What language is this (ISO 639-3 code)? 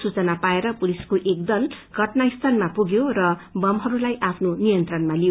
nep